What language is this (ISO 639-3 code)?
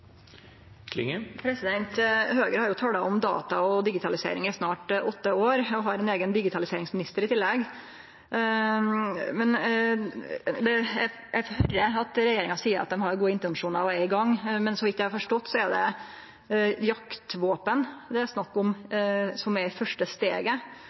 nno